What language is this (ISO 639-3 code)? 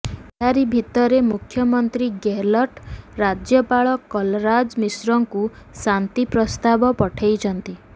ori